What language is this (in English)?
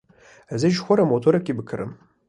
Kurdish